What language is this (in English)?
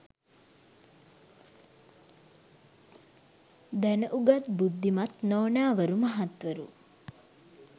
Sinhala